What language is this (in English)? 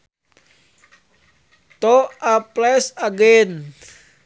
Sundanese